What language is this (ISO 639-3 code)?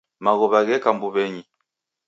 dav